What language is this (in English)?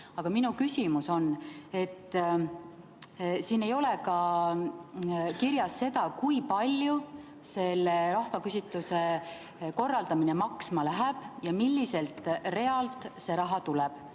Estonian